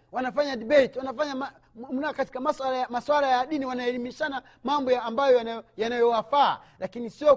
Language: Swahili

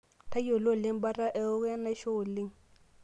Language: Masai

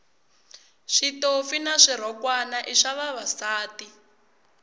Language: Tsonga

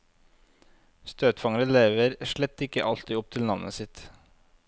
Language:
Norwegian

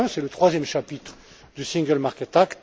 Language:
French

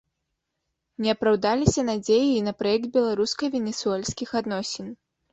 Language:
Belarusian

